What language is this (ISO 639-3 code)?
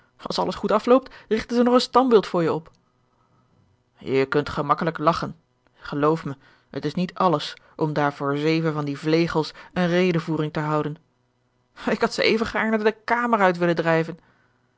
nld